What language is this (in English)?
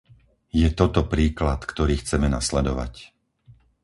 Slovak